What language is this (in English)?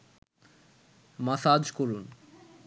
Bangla